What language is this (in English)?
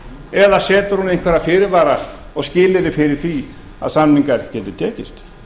Icelandic